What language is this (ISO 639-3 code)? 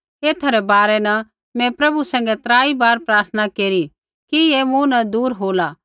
kfx